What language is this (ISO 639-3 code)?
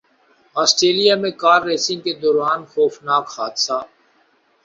urd